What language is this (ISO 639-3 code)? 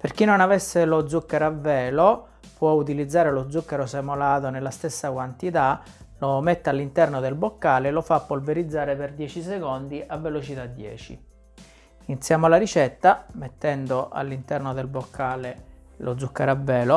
ita